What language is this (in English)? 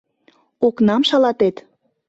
Mari